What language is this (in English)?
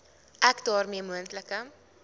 Afrikaans